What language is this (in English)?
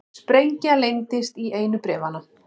Icelandic